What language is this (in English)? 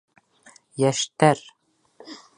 Bashkir